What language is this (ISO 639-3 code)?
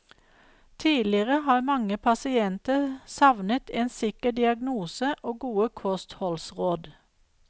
nor